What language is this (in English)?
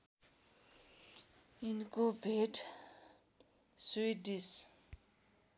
Nepali